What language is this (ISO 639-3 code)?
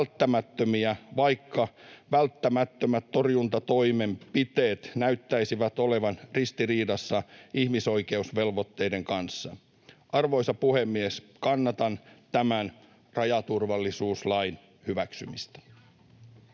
fin